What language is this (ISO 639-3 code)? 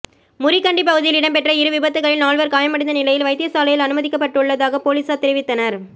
tam